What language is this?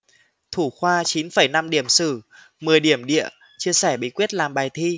Vietnamese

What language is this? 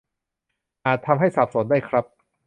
Thai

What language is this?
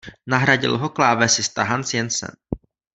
Czech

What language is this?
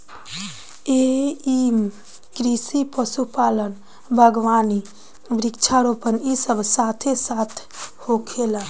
Bhojpuri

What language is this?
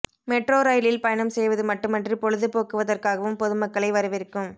Tamil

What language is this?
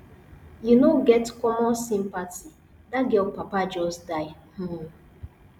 Nigerian Pidgin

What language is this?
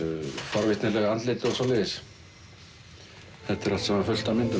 Icelandic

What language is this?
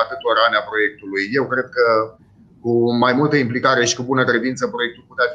Romanian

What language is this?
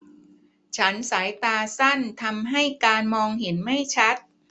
Thai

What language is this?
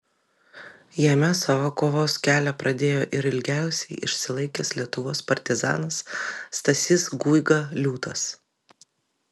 Lithuanian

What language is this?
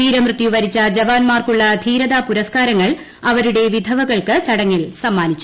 Malayalam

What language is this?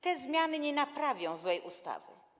Polish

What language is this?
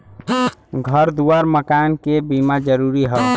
Bhojpuri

